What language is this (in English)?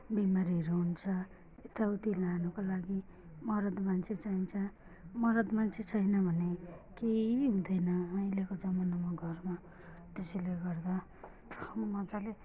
Nepali